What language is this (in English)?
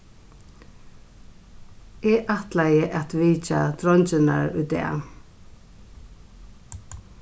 Faroese